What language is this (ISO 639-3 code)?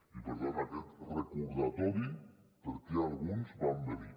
cat